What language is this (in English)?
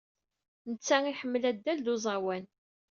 Kabyle